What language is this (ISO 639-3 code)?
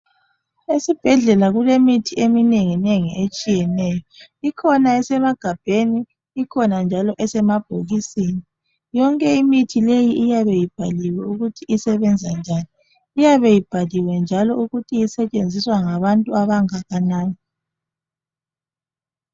nde